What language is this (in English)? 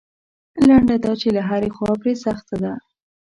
Pashto